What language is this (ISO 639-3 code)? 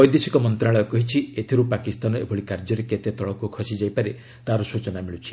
ori